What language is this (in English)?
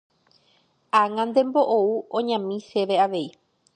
Guarani